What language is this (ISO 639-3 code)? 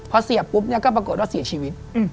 tha